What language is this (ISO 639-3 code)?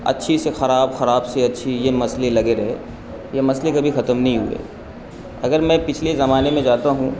urd